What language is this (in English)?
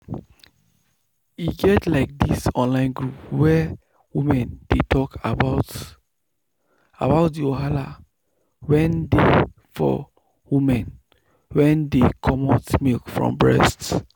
Nigerian Pidgin